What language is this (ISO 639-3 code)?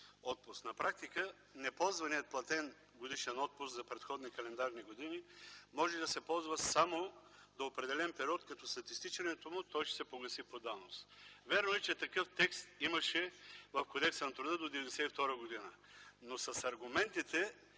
bul